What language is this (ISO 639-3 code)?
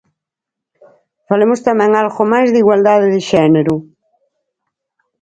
glg